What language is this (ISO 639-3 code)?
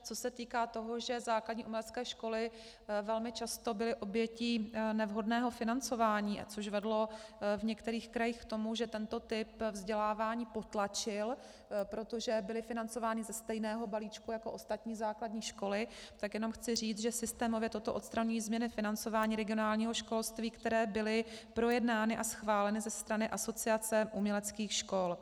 ces